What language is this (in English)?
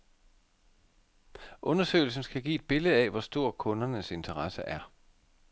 Danish